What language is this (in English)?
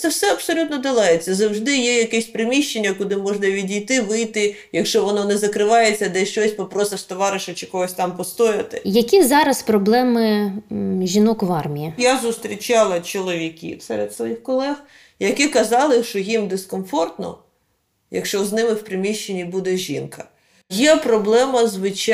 Ukrainian